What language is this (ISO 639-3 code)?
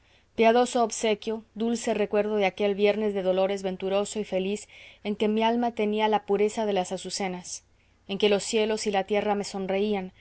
spa